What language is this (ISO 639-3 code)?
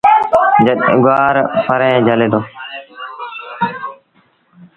sbn